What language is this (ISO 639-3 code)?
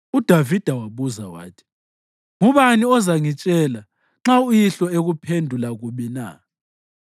nde